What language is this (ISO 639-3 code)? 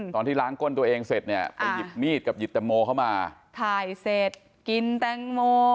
tha